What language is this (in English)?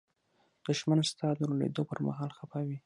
Pashto